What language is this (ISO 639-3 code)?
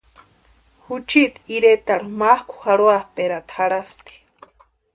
pua